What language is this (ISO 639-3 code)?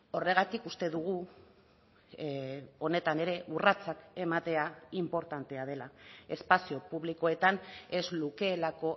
eus